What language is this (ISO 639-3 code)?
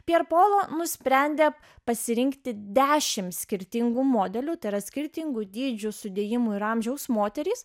lit